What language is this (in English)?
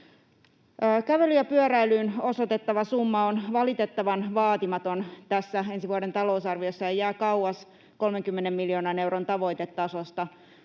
Finnish